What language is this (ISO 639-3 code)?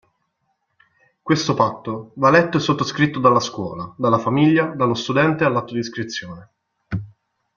ita